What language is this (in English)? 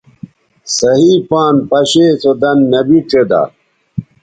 Bateri